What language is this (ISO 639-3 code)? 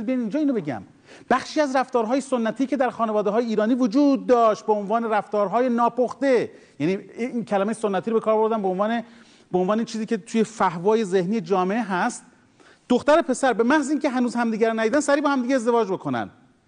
fas